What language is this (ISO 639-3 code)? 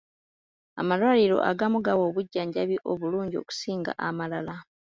lug